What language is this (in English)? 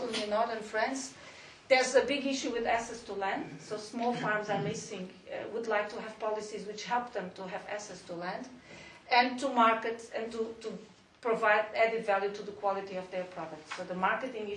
English